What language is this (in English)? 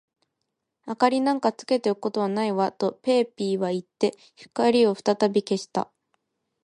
Japanese